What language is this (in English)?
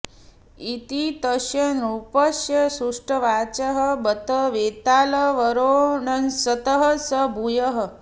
Sanskrit